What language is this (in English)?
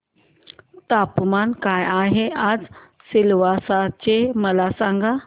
Marathi